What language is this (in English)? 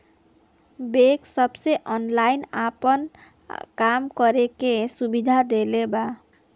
Bhojpuri